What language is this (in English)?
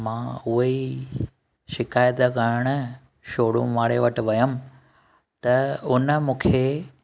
Sindhi